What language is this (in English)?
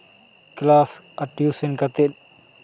Santali